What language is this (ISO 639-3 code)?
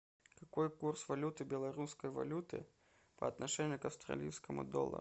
rus